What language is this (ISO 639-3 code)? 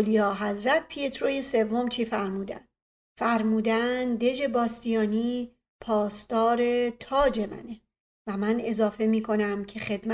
fas